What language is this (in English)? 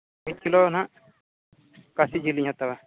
Santali